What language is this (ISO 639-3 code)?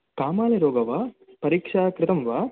san